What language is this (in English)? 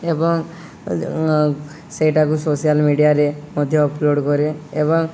Odia